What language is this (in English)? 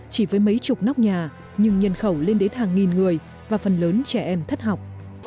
Vietnamese